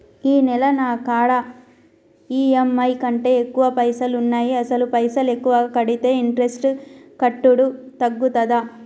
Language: Telugu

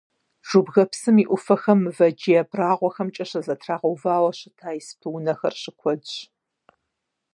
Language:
Kabardian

